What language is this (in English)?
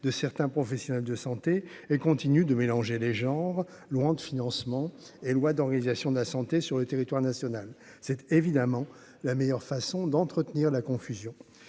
French